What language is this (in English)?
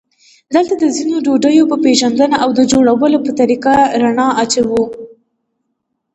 Pashto